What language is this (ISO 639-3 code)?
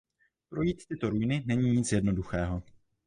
ces